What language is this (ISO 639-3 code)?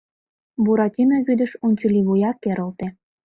chm